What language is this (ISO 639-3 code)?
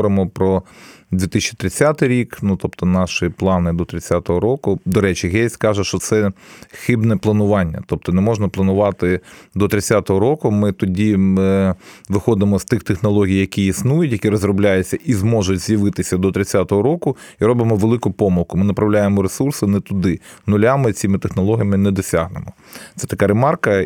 ukr